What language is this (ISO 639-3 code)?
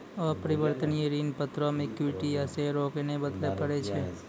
mai